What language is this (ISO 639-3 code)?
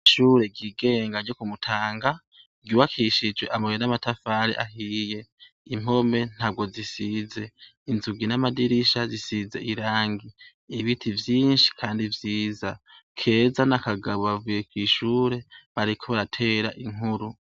run